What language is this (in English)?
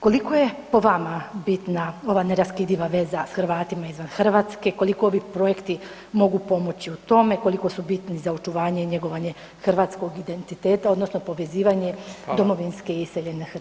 Croatian